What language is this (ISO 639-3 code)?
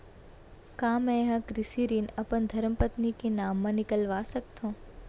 hne